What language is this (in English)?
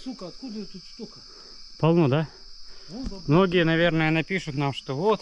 Russian